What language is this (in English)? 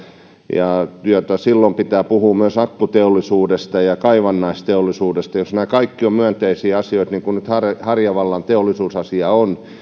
Finnish